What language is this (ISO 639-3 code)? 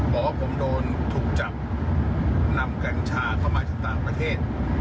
tha